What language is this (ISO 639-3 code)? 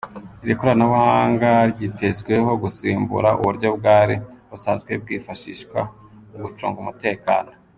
kin